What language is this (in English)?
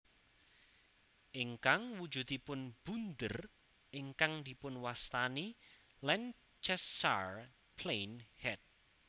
Javanese